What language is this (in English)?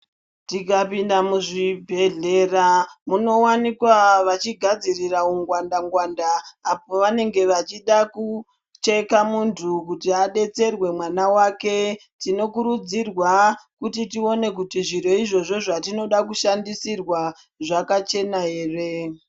Ndau